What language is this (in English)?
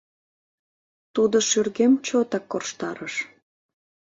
Mari